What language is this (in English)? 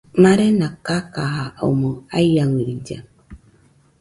Nüpode Huitoto